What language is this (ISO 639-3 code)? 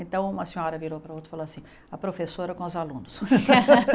por